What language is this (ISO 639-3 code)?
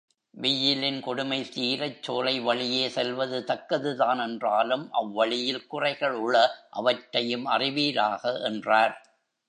tam